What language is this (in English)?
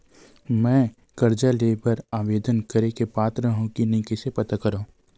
Chhattisgarhi